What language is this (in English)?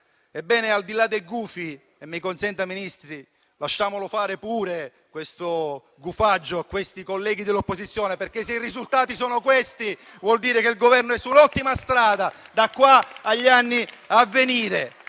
Italian